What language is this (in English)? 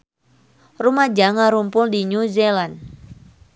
Sundanese